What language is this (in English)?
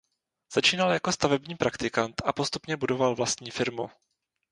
Czech